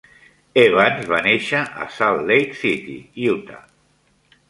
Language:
Catalan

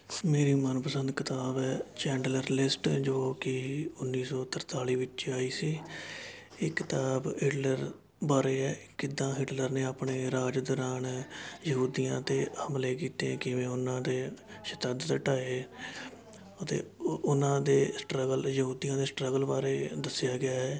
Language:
Punjabi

